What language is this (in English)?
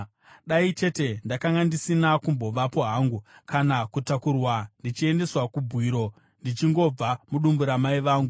Shona